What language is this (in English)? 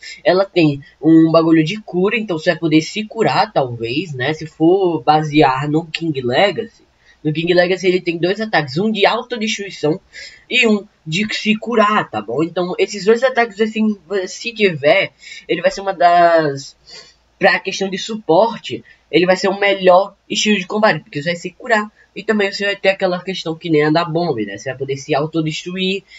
Portuguese